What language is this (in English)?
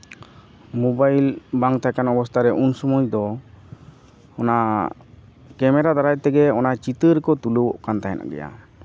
Santali